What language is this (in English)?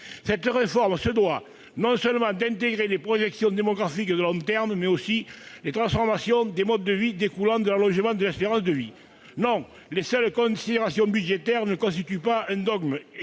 French